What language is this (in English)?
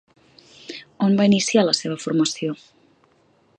Catalan